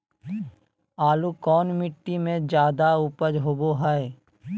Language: Magahi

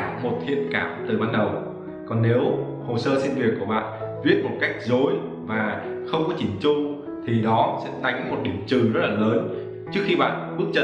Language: Vietnamese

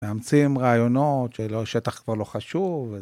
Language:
Hebrew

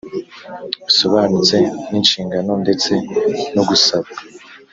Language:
Kinyarwanda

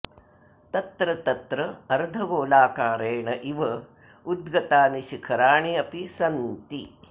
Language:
Sanskrit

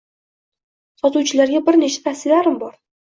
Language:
Uzbek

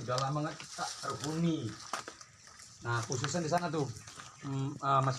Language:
Indonesian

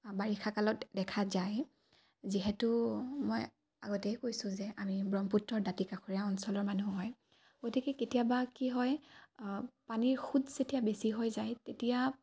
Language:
Assamese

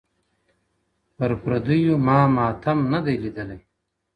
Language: Pashto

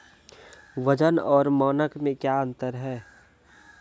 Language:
Maithili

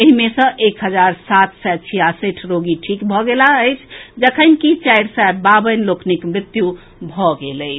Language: Maithili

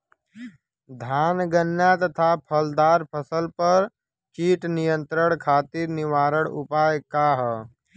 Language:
Bhojpuri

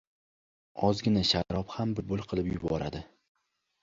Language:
Uzbek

